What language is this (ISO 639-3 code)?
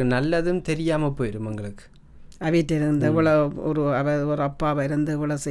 tam